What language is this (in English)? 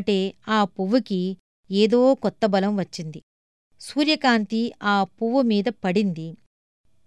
Telugu